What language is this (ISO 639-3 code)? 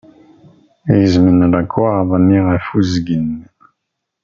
kab